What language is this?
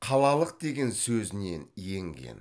Kazakh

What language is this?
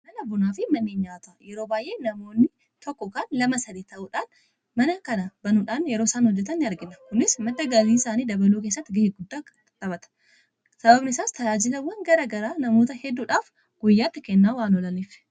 Oromo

